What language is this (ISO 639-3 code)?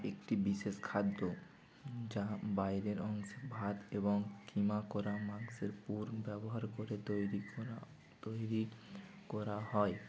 ben